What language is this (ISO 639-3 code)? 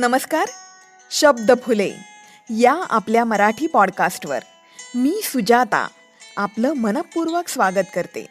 mar